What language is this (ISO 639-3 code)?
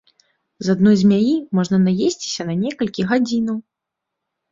bel